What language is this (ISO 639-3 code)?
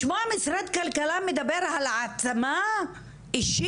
heb